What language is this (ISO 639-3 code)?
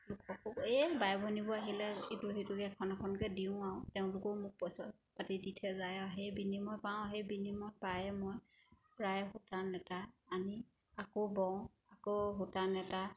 asm